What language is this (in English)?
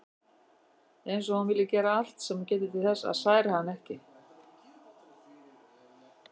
Icelandic